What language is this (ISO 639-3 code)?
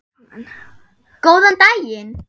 isl